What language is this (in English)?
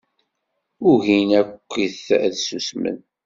Kabyle